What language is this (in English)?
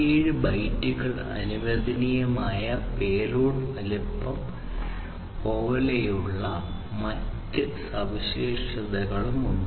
Malayalam